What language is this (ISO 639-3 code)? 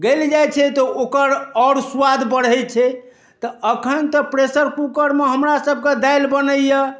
mai